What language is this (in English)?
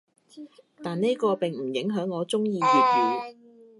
Cantonese